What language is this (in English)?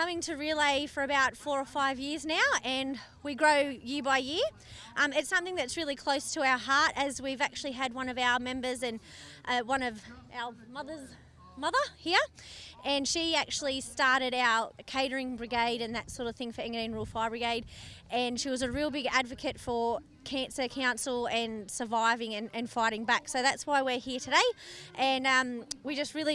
English